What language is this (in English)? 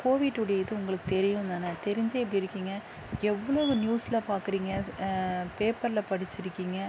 Tamil